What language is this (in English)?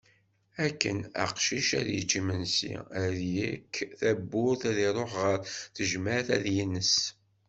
Kabyle